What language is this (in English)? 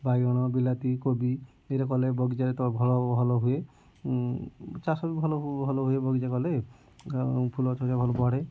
Odia